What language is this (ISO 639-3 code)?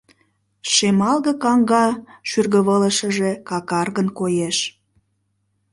chm